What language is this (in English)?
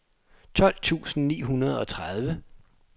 Danish